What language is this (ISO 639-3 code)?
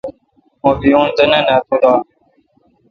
xka